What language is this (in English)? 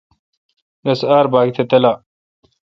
Kalkoti